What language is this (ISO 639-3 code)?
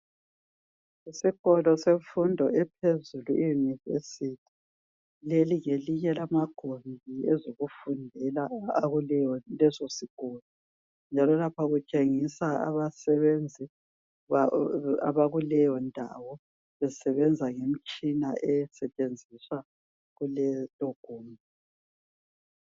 nde